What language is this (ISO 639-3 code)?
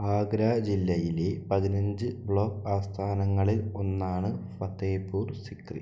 mal